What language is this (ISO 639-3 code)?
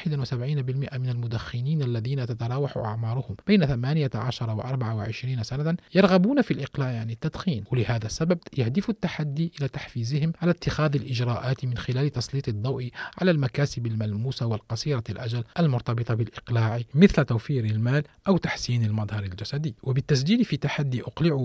ara